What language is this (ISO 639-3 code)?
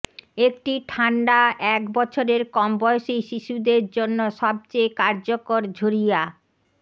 ben